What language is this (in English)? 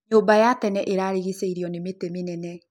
Kikuyu